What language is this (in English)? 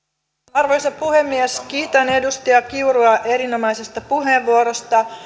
Finnish